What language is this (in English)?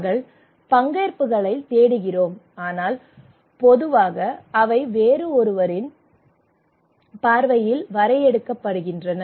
Tamil